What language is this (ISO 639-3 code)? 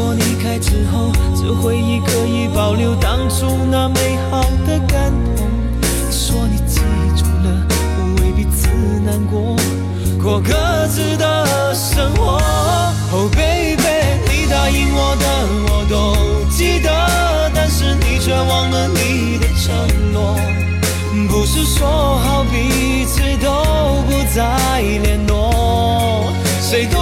zho